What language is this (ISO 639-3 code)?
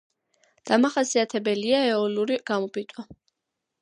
kat